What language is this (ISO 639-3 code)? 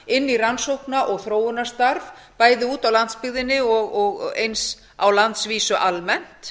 isl